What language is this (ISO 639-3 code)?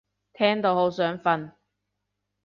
yue